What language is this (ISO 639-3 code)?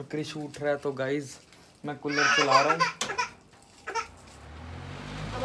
hin